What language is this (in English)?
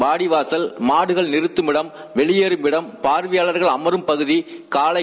Tamil